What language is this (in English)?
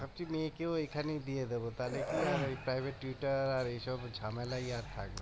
Bangla